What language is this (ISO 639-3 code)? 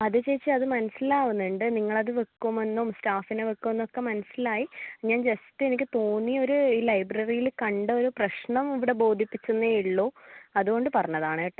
mal